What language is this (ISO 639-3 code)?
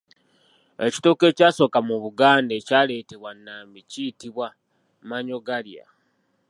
lug